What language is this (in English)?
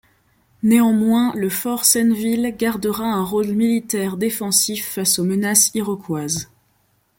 French